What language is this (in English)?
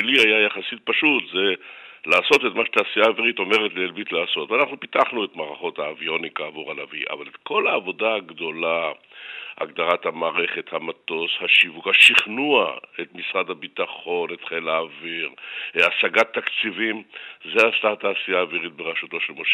Hebrew